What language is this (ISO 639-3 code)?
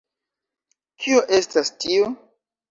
epo